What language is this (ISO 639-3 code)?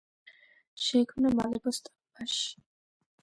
kat